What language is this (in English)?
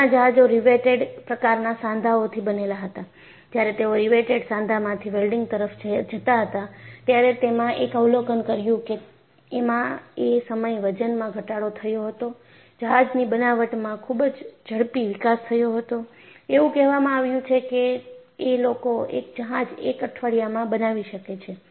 Gujarati